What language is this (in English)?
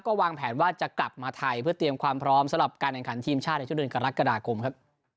Thai